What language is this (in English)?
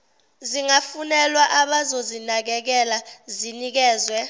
Zulu